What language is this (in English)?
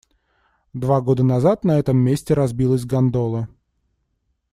Russian